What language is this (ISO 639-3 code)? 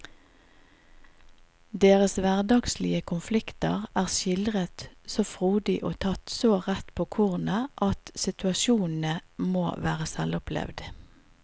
nor